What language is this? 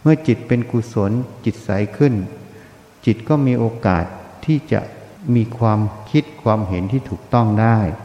Thai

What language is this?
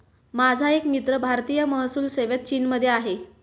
Marathi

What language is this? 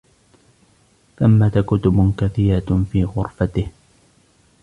Arabic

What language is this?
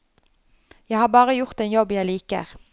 Norwegian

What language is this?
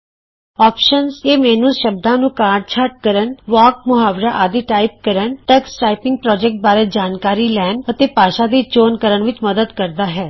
Punjabi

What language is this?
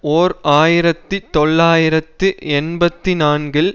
Tamil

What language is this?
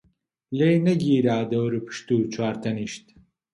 Central Kurdish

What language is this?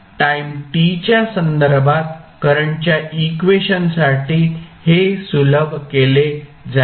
Marathi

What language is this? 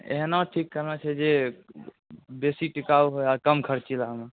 Maithili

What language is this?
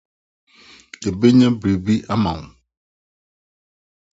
Akan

